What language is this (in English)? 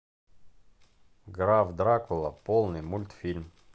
Russian